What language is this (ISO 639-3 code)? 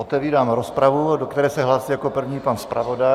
ces